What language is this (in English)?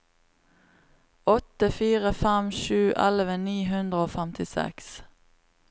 Norwegian